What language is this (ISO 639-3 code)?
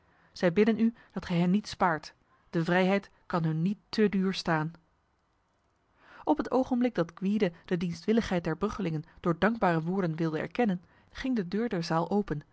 nld